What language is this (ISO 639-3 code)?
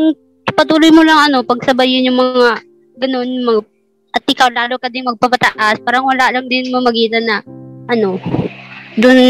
fil